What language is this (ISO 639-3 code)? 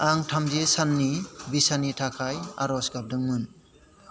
brx